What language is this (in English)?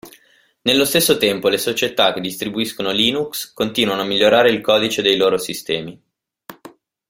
Italian